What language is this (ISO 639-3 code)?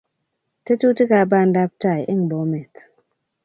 kln